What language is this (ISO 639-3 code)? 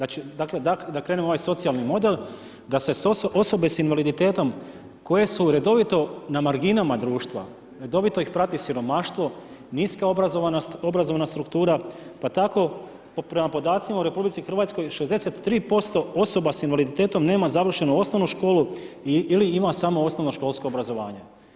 hrv